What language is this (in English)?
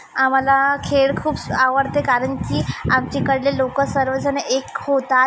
Marathi